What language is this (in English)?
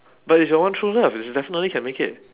English